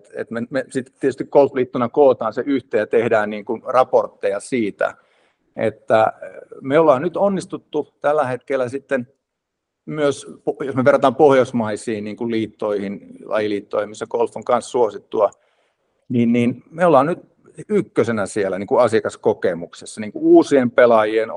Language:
Finnish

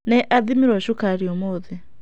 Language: Kikuyu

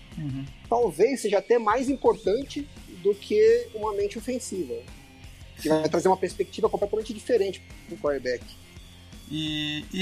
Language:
Portuguese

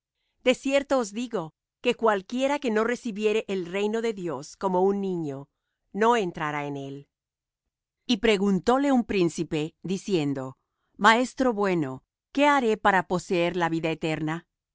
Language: Spanish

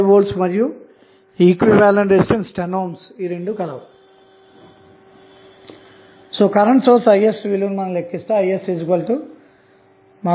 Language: Telugu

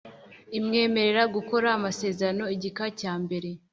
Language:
Kinyarwanda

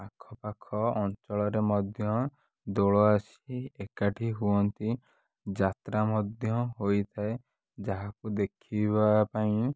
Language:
Odia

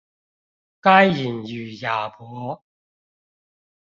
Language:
Chinese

